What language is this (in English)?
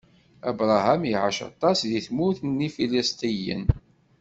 Kabyle